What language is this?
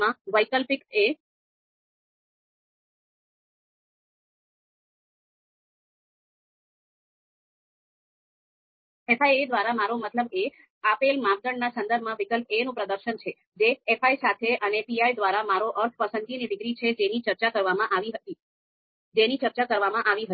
Gujarati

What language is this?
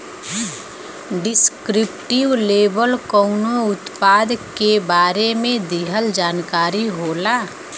Bhojpuri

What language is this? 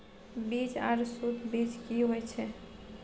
Maithili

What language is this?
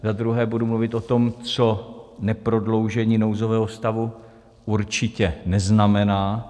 Czech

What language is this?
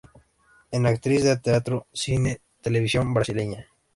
Spanish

